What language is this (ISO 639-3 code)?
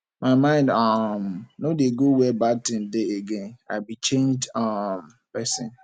pcm